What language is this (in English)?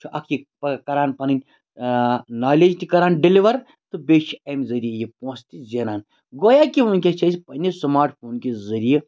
Kashmiri